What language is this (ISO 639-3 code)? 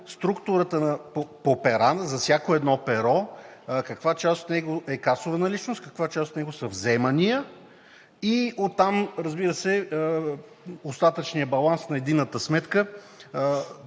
bul